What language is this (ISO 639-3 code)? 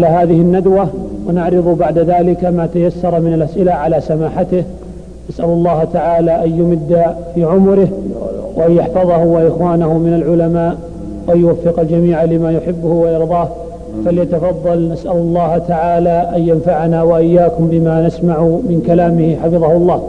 ara